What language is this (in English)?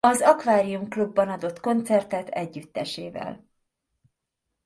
Hungarian